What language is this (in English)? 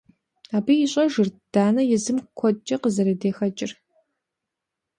Kabardian